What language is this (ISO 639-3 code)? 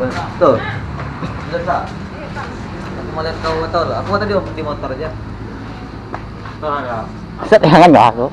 ind